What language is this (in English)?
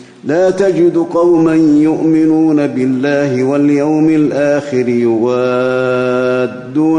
Arabic